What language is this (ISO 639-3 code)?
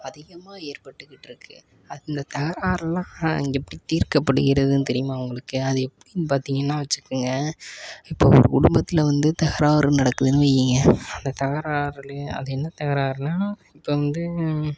tam